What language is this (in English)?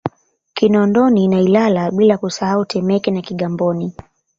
Swahili